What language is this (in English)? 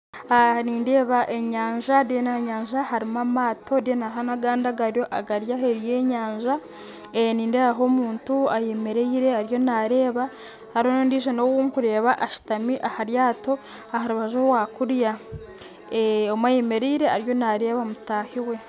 Nyankole